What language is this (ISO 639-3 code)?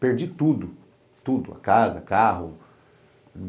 por